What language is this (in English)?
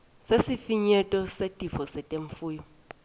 Swati